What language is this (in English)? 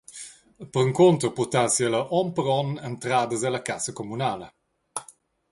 Romansh